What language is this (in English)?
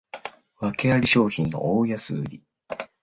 Japanese